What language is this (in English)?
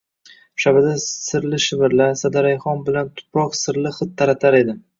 Uzbek